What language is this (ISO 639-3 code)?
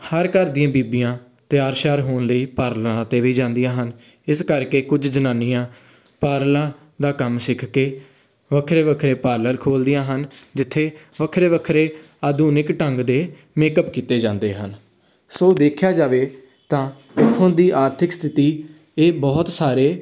pan